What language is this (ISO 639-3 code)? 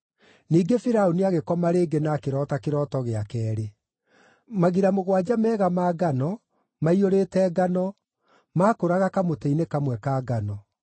kik